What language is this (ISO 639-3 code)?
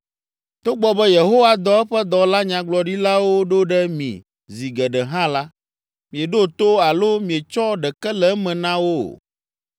ewe